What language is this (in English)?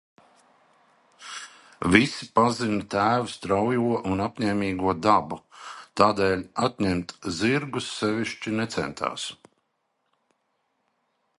Latvian